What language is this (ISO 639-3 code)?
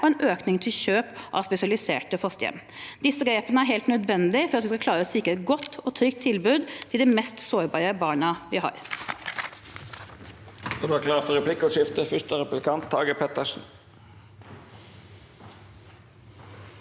nor